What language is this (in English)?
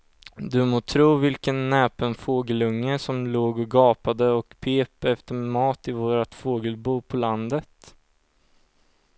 Swedish